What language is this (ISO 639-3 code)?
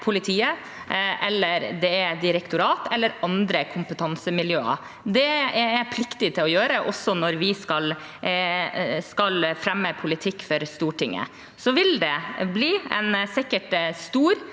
nor